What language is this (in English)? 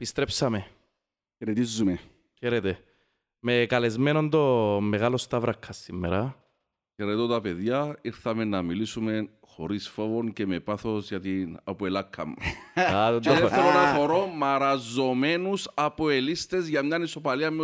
Greek